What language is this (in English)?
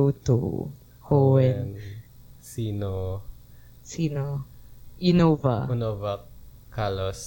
Filipino